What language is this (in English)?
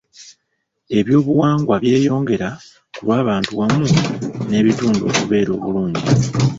Ganda